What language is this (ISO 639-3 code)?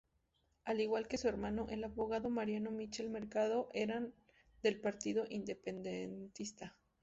spa